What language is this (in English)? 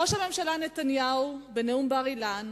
Hebrew